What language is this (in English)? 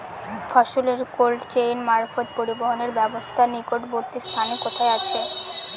Bangla